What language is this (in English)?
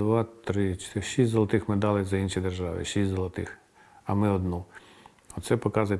Ukrainian